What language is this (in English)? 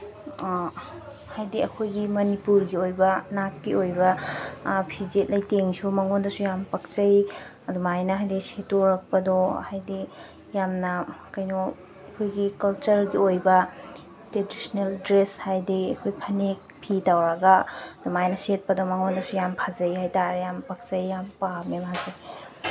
Manipuri